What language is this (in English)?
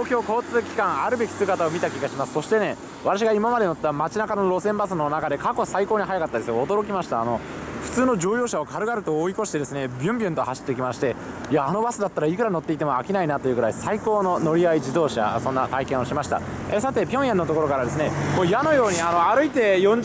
Japanese